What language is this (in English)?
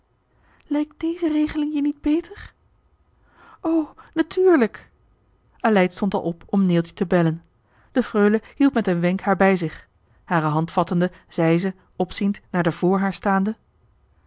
Dutch